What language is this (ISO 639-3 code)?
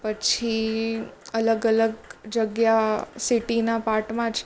guj